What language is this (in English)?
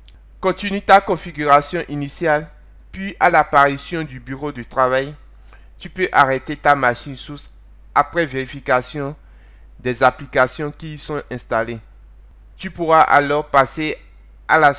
French